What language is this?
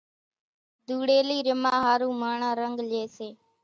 Kachi Koli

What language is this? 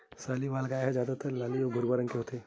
Chhattisgarhi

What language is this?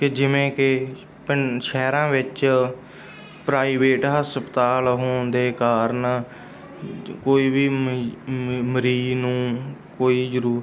Punjabi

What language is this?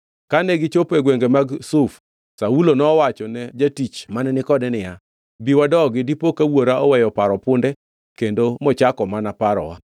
Luo (Kenya and Tanzania)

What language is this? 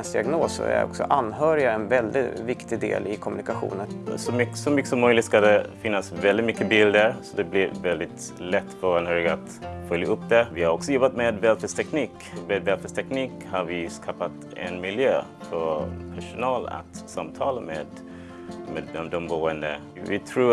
Swedish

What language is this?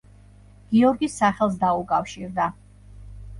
Georgian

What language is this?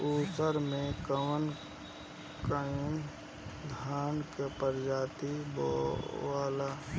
Bhojpuri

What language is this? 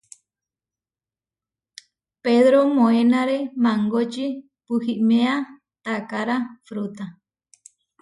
Huarijio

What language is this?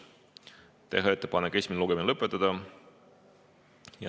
Estonian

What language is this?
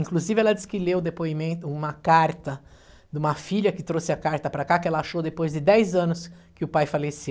Portuguese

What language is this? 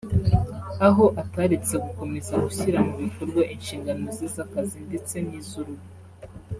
Kinyarwanda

